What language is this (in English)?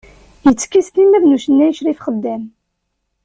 Kabyle